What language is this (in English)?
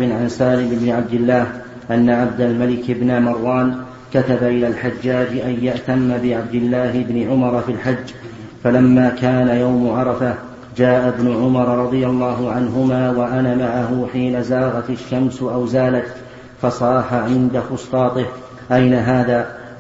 Arabic